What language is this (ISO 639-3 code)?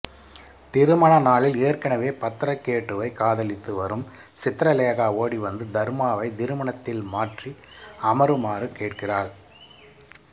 tam